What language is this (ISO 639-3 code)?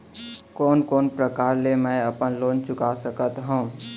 hne